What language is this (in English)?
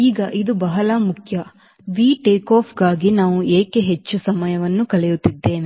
Kannada